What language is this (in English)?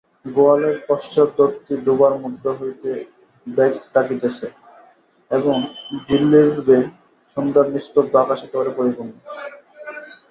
Bangla